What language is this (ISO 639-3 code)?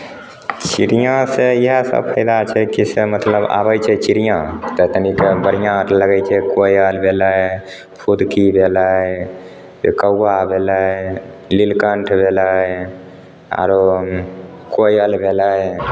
mai